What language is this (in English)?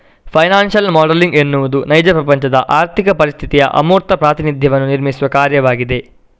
Kannada